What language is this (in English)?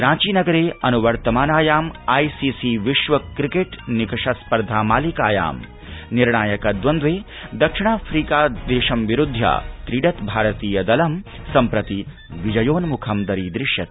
Sanskrit